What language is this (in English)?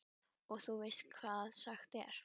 Icelandic